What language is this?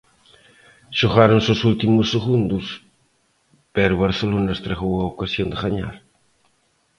Galician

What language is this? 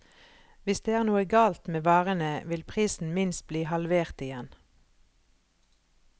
Norwegian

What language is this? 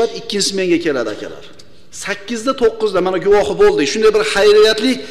Turkish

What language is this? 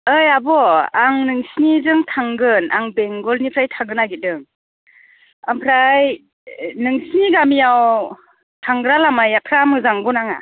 Bodo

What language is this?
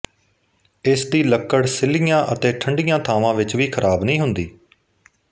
Punjabi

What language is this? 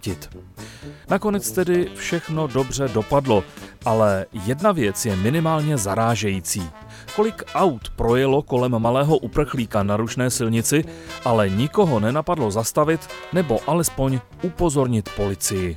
Czech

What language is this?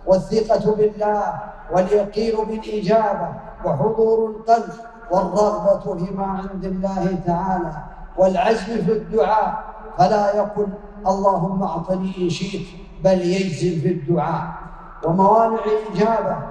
Arabic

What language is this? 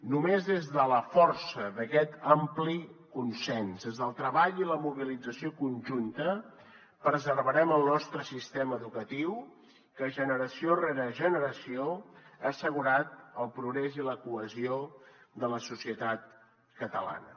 Catalan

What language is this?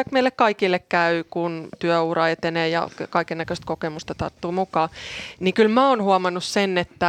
Finnish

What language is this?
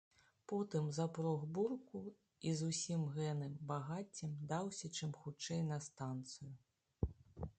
Belarusian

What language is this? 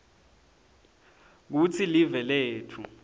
Swati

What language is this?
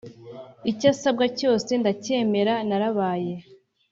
Kinyarwanda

